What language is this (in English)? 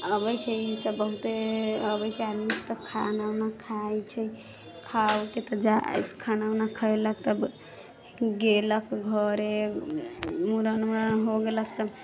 Maithili